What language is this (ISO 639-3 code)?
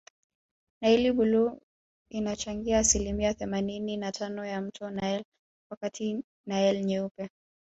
swa